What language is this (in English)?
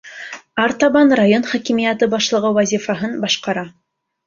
Bashkir